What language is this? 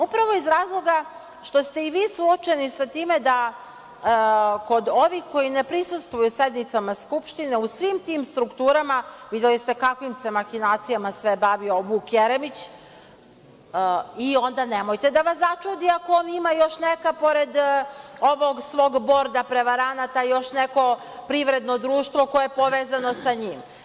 Serbian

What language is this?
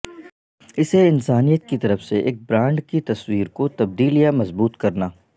Urdu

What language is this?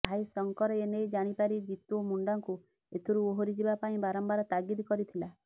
Odia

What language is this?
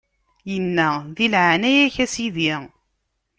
Kabyle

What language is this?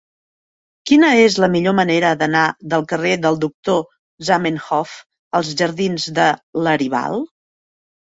Catalan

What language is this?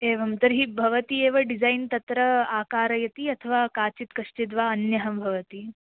Sanskrit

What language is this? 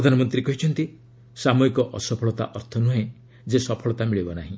Odia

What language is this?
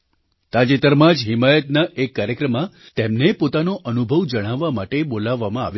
Gujarati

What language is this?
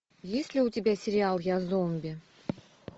Russian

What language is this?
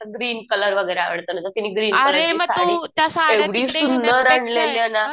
Marathi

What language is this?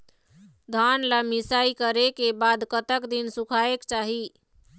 Chhattisgarhi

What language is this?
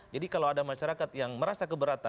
Indonesian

